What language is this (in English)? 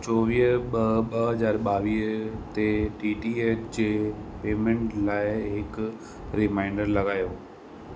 Sindhi